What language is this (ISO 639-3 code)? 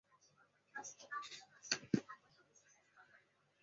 zho